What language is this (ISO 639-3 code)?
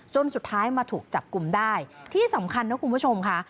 tha